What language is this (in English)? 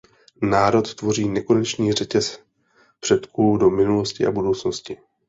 Czech